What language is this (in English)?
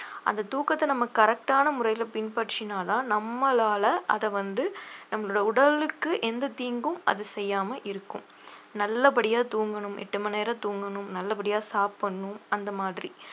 Tamil